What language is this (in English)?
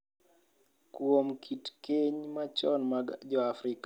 Luo (Kenya and Tanzania)